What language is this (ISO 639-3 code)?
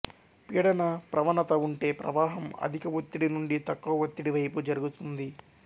tel